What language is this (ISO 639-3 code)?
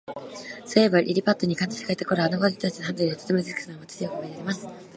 jpn